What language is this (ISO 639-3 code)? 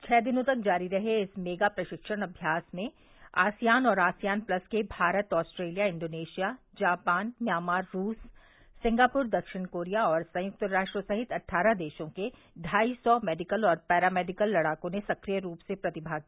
hin